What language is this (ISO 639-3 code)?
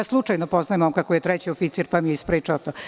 srp